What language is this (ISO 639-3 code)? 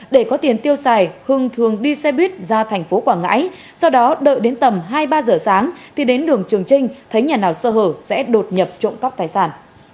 vie